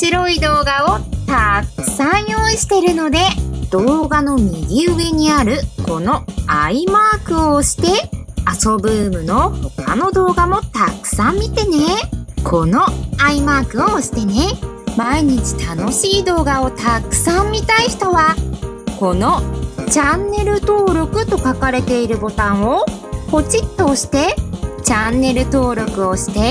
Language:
Japanese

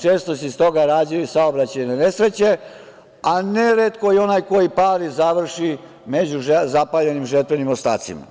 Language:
Serbian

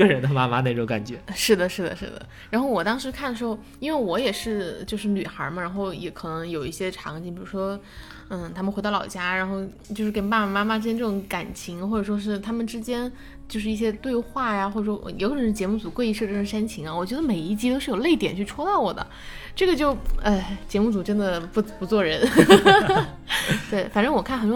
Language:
Chinese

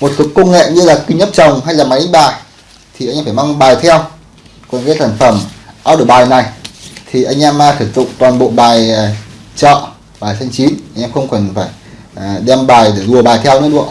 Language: Vietnamese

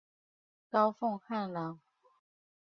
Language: Chinese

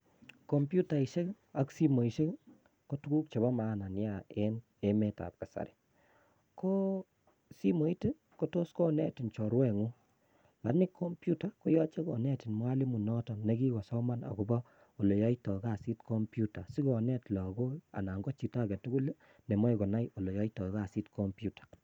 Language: Kalenjin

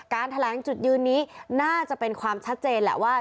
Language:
Thai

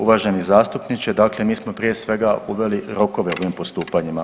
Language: Croatian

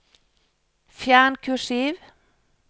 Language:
Norwegian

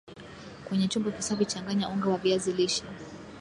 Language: Swahili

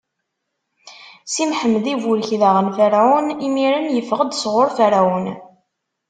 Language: Kabyle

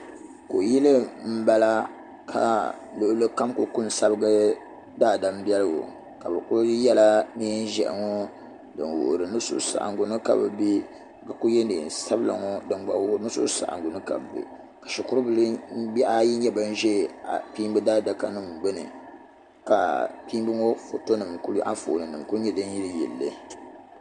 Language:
Dagbani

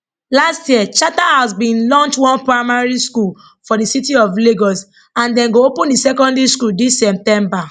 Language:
Nigerian Pidgin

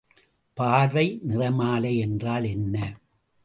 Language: Tamil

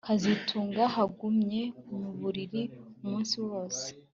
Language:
Kinyarwanda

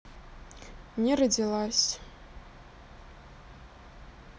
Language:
Russian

